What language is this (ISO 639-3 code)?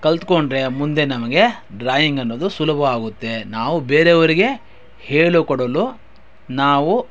kan